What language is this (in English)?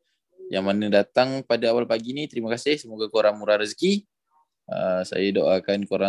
Malay